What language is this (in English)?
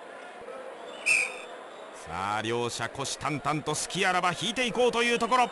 Japanese